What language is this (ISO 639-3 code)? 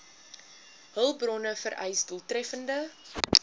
afr